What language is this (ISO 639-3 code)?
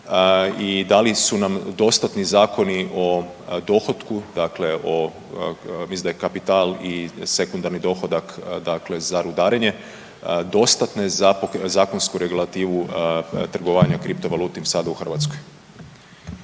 hrv